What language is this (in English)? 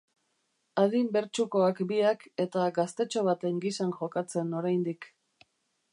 Basque